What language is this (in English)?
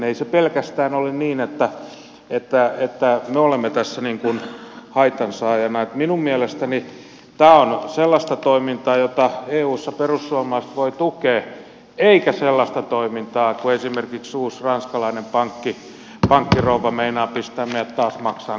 Finnish